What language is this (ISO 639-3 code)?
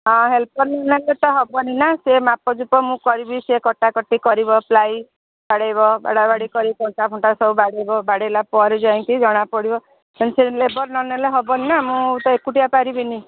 ori